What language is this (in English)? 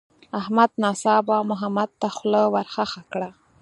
Pashto